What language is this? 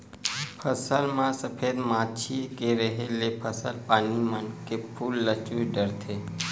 Chhattisgarhi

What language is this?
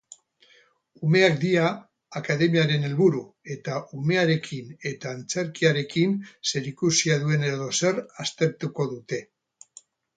Basque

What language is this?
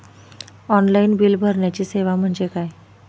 Marathi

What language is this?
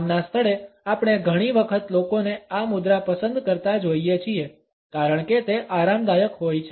Gujarati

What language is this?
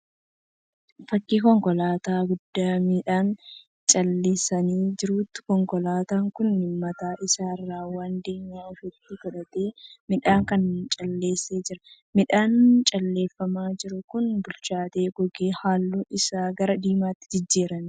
Oromo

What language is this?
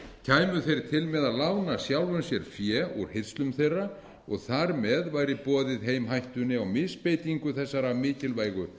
Icelandic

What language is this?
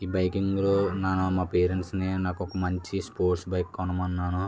Telugu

